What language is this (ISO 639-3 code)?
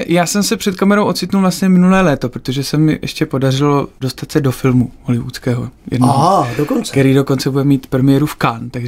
ces